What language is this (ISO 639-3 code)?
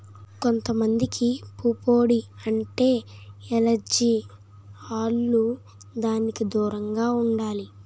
tel